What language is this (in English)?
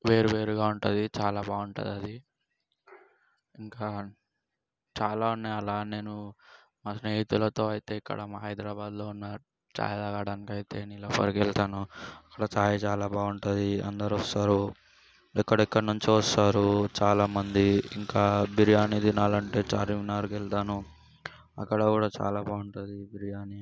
Telugu